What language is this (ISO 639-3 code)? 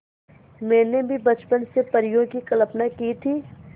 hin